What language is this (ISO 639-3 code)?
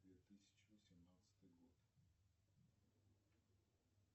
rus